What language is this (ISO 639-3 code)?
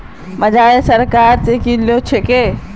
mag